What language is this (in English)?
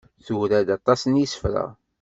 Kabyle